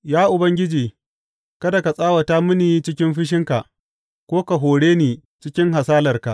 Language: Hausa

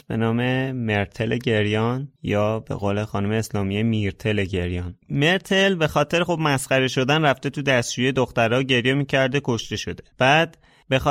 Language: Persian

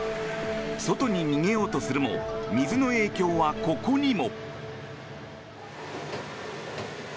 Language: Japanese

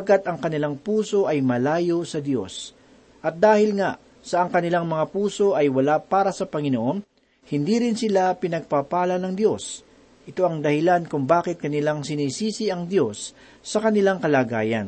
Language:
Filipino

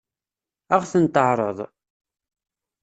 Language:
Kabyle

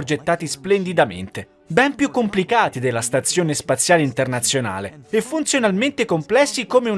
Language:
Italian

